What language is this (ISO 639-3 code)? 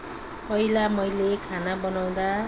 nep